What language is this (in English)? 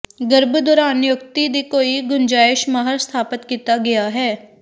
Punjabi